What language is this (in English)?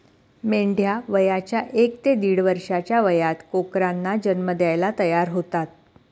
Marathi